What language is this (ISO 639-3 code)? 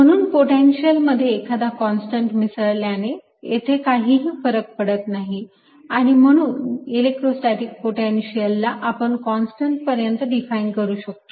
mar